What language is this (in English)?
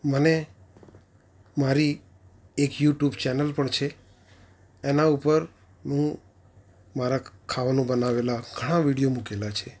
Gujarati